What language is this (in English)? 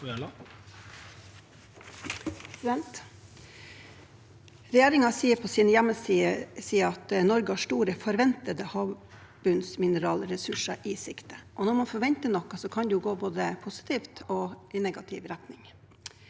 Norwegian